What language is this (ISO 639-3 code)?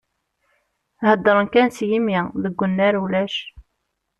kab